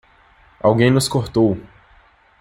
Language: Portuguese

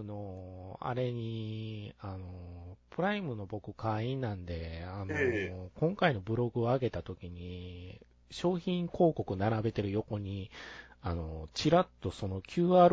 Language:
Japanese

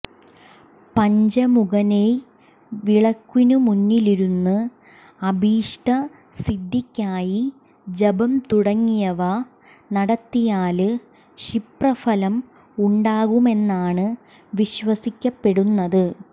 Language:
Malayalam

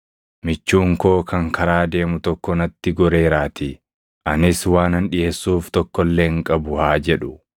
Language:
Oromo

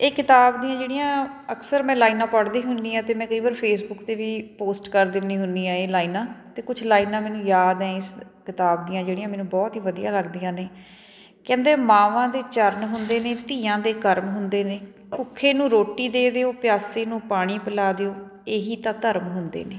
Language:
Punjabi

